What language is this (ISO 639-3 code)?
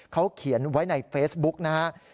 tha